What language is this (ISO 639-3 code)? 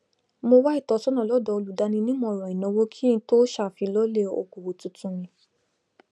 yor